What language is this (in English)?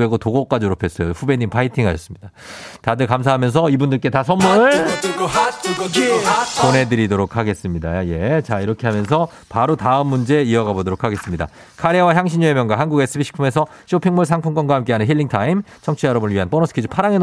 Korean